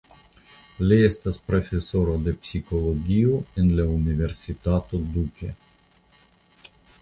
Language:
Esperanto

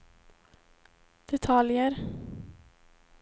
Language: Swedish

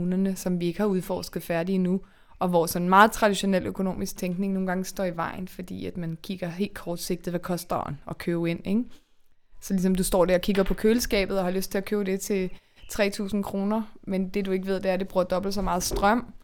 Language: Danish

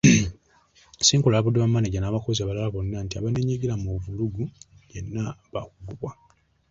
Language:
Ganda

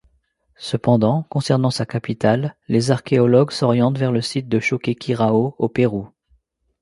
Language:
French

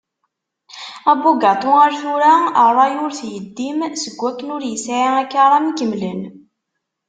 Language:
Kabyle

